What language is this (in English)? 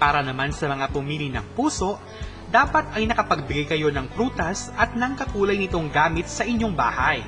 Filipino